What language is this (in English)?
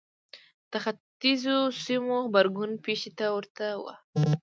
Pashto